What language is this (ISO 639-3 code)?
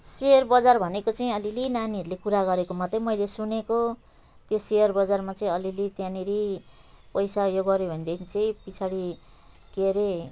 nep